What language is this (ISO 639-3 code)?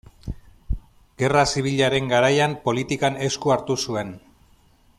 eus